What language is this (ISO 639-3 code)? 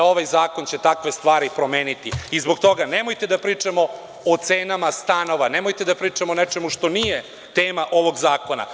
srp